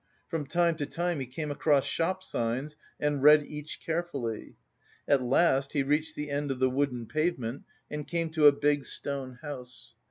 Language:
English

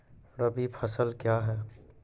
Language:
Maithili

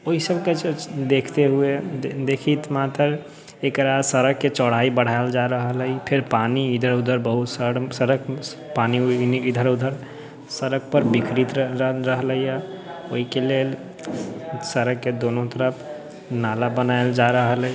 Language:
Maithili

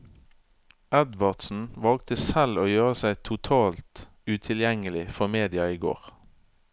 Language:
Norwegian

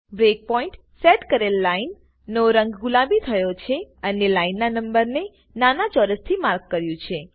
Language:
Gujarati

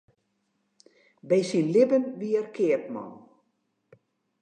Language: Western Frisian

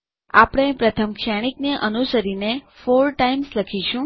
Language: Gujarati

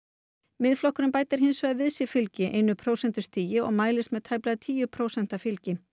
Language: Icelandic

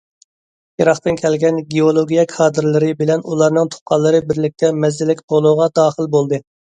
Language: Uyghur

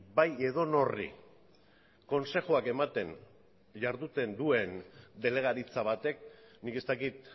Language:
Basque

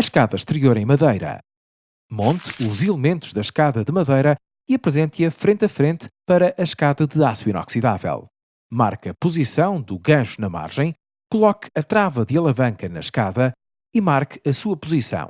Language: Portuguese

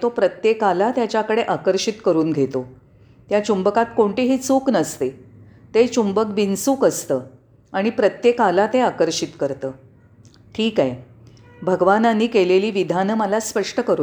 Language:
Marathi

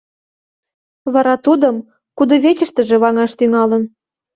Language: Mari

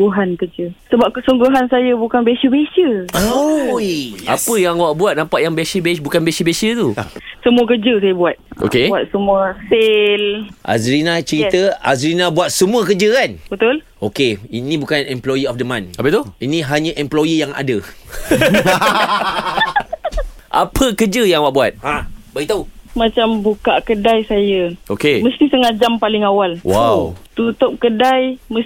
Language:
Malay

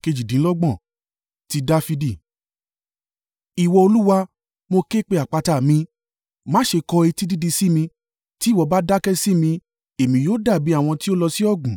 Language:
Yoruba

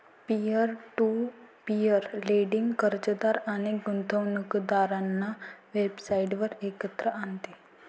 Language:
Marathi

